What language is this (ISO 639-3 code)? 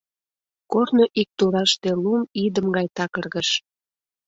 chm